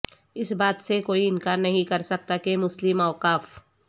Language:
Urdu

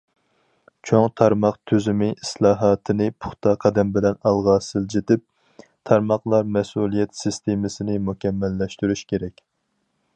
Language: Uyghur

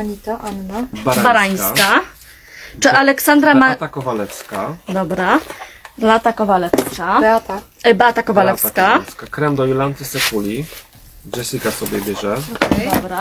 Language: Polish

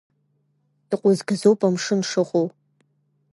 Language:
Abkhazian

